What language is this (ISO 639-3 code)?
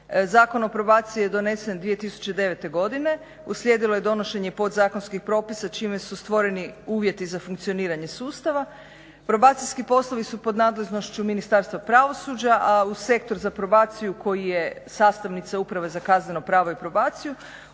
hrv